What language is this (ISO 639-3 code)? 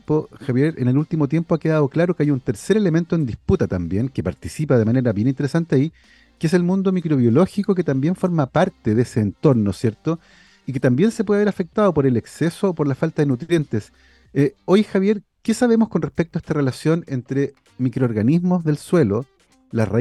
spa